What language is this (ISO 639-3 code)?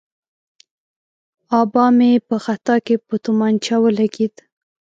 pus